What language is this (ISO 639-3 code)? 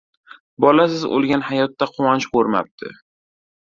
uzb